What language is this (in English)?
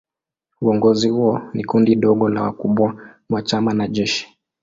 Swahili